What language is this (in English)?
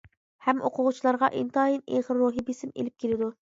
Uyghur